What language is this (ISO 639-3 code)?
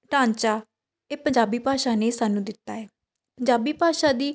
pan